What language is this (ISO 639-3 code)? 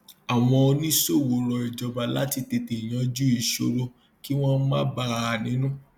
yor